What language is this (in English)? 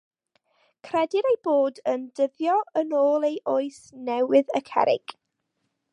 Welsh